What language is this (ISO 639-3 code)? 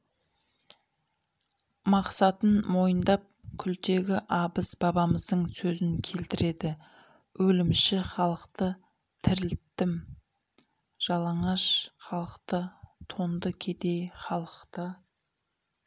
kaz